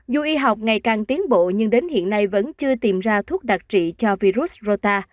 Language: Vietnamese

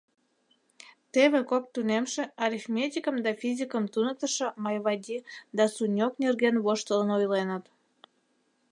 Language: Mari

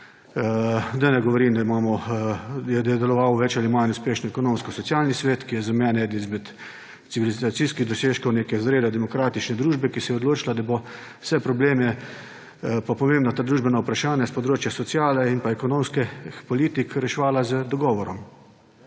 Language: Slovenian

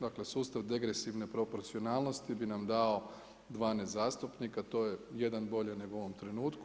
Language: Croatian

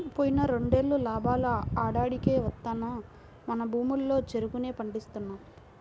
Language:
Telugu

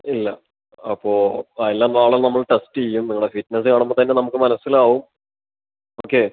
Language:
Malayalam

